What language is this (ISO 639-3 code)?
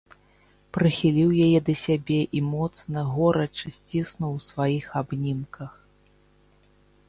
bel